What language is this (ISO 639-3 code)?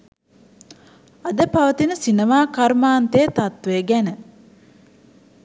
sin